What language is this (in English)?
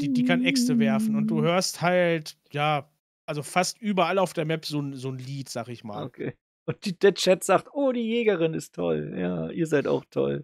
German